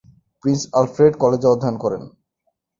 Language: Bangla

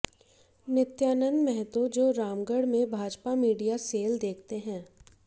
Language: Hindi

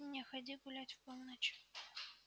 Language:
Russian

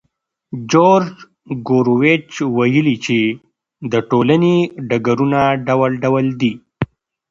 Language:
Pashto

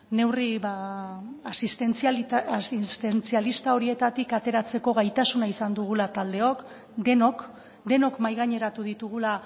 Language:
Basque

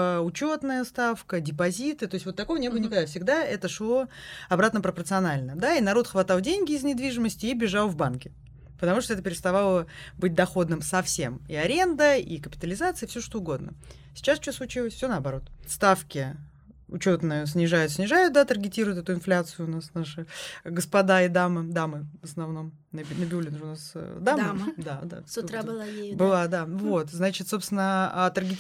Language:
Russian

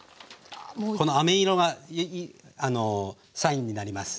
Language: Japanese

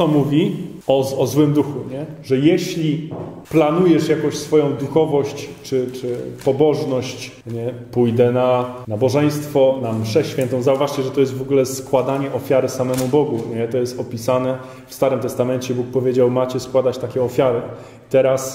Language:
Polish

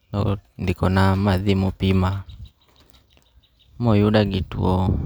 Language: Luo (Kenya and Tanzania)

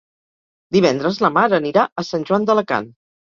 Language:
Catalan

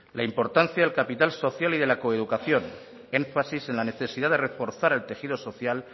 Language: Spanish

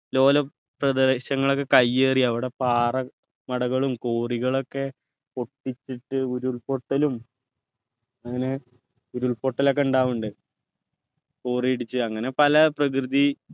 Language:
Malayalam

